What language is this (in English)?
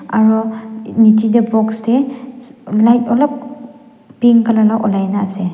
Naga Pidgin